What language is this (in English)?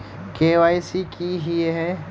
Magahi